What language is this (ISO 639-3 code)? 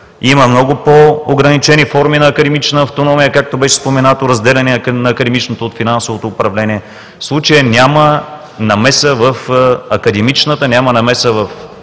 bul